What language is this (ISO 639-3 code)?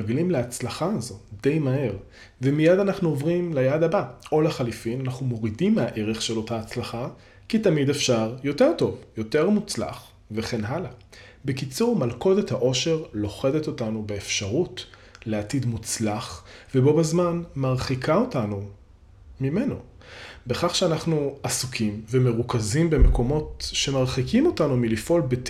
heb